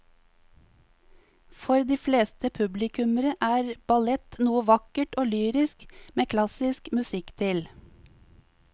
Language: Norwegian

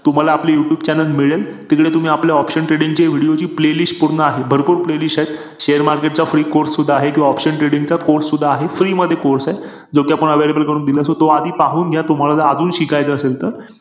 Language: Marathi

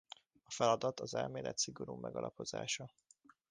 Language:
Hungarian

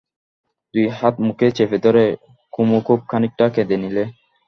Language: Bangla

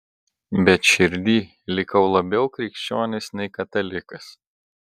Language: Lithuanian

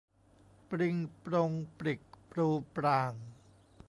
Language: Thai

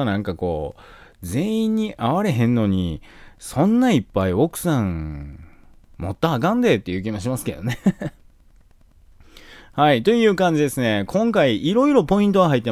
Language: Japanese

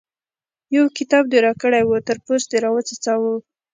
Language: Pashto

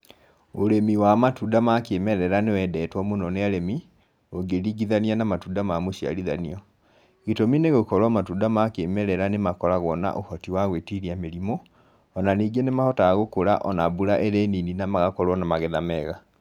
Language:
Kikuyu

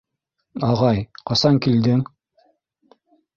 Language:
Bashkir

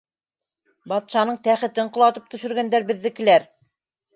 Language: Bashkir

